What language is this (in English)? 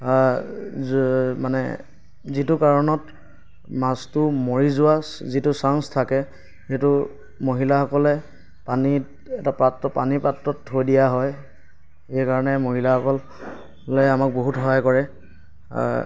Assamese